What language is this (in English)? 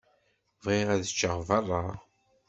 Kabyle